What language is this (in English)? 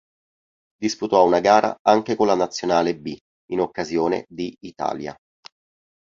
Italian